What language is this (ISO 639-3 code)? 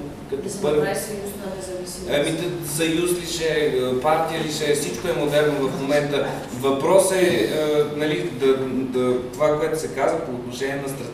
bul